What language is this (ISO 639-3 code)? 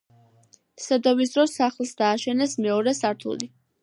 kat